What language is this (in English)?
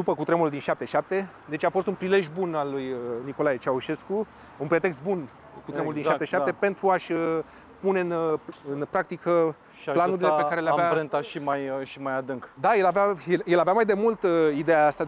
Romanian